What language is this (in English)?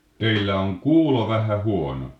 Finnish